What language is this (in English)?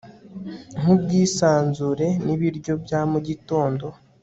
Kinyarwanda